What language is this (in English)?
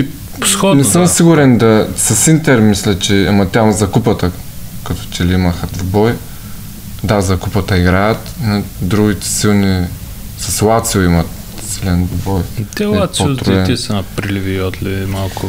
Bulgarian